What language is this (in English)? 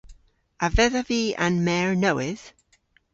Cornish